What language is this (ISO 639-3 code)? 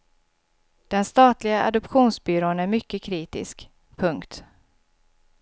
swe